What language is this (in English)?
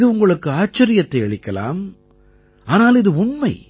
Tamil